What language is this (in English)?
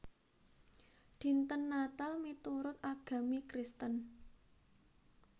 Javanese